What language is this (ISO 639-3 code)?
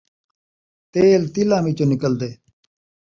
skr